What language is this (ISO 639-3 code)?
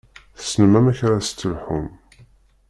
kab